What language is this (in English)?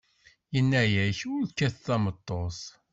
Kabyle